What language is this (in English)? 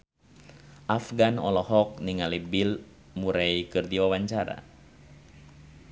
Sundanese